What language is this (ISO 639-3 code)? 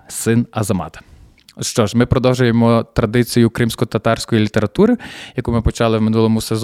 ukr